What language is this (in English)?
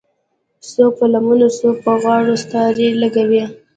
Pashto